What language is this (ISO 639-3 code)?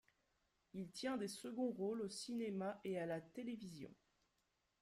fra